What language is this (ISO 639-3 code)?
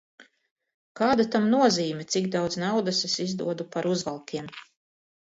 lav